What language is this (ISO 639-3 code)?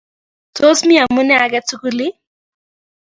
kln